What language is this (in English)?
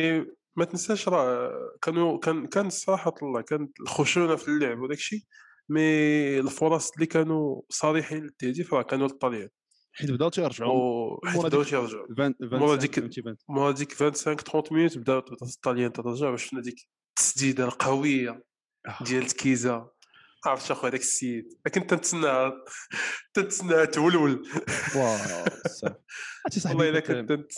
Arabic